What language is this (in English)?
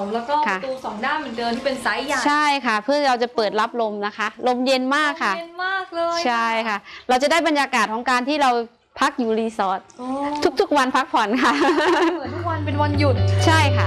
Thai